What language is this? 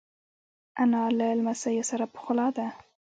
Pashto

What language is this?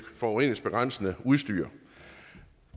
Danish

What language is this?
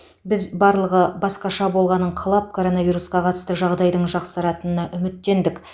Kazakh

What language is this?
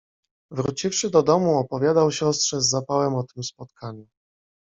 Polish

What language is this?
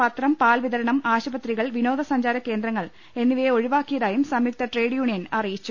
Malayalam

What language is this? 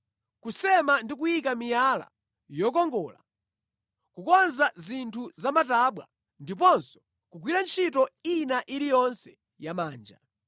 Nyanja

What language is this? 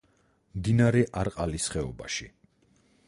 Georgian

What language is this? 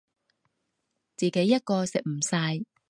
Cantonese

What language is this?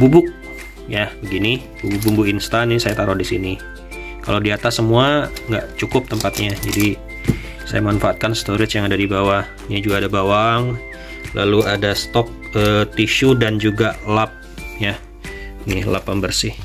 Indonesian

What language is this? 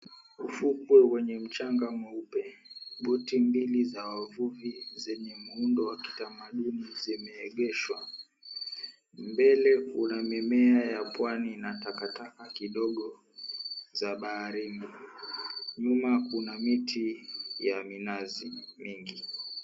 Swahili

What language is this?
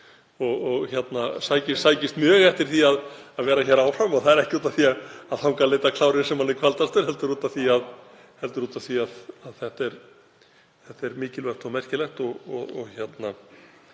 Icelandic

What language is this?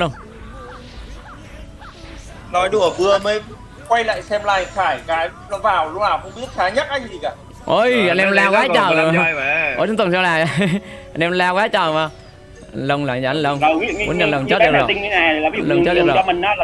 Vietnamese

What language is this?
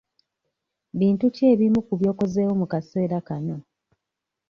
Ganda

